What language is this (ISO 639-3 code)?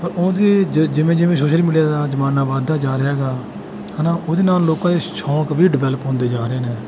pan